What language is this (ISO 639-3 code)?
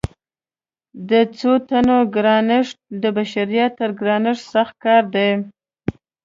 pus